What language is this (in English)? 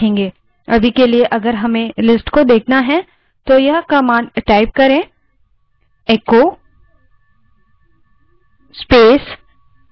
Hindi